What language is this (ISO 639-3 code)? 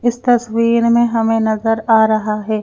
hin